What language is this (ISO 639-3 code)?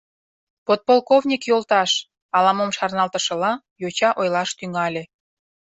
chm